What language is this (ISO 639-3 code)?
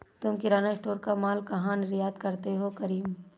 hin